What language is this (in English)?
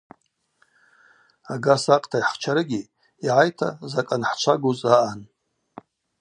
Abaza